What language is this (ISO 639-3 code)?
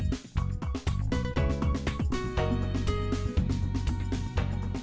vie